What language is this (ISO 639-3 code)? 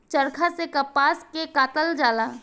bho